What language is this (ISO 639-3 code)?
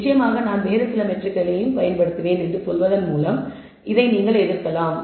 tam